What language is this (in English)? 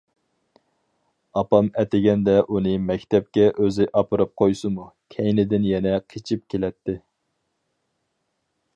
Uyghur